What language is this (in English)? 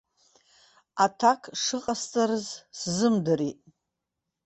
Abkhazian